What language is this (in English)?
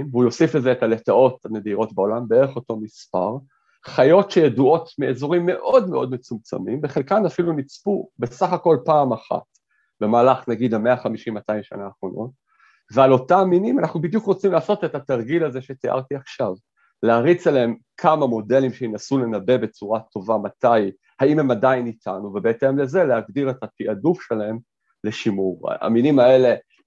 Hebrew